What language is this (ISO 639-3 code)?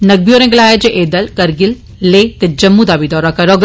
doi